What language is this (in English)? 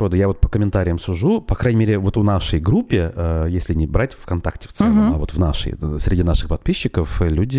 Russian